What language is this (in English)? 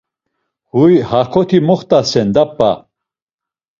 Laz